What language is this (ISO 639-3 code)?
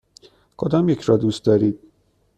fas